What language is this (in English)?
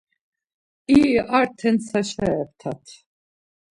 Laz